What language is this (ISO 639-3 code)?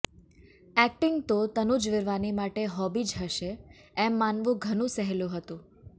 guj